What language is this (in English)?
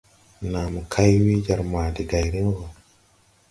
Tupuri